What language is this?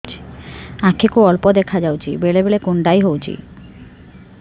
Odia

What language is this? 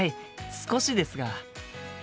Japanese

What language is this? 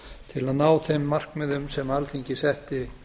Icelandic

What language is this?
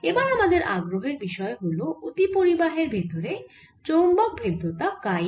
Bangla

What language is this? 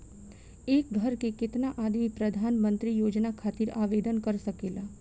Bhojpuri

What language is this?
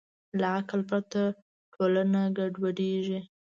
Pashto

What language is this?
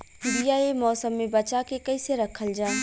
Bhojpuri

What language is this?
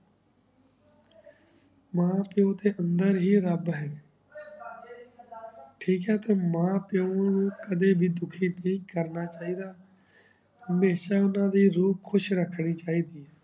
Punjabi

